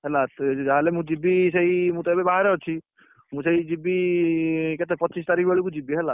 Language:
Odia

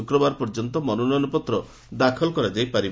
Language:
Odia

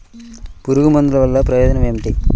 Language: Telugu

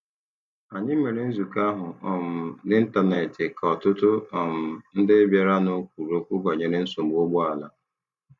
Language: Igbo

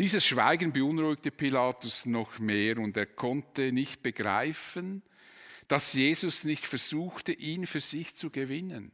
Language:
German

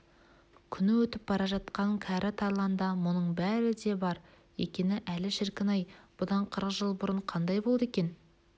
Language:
Kazakh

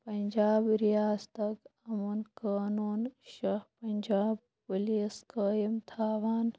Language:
Kashmiri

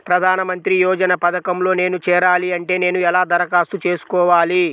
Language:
Telugu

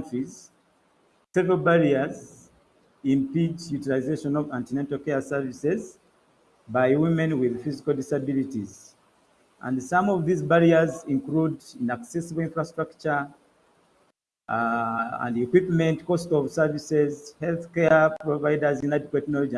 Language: English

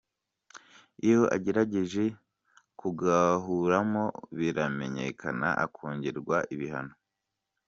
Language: Kinyarwanda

